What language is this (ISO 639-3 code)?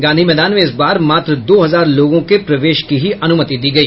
hin